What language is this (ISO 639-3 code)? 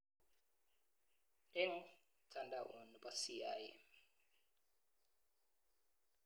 kln